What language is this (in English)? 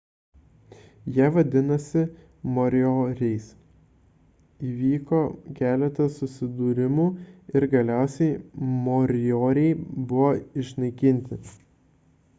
Lithuanian